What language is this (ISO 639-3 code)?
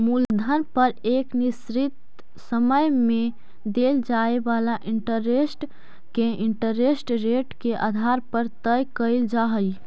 mag